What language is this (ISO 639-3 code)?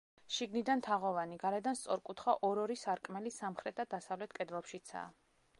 kat